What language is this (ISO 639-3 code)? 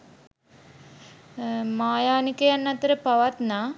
sin